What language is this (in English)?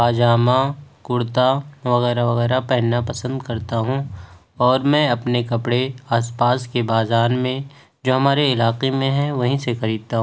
Urdu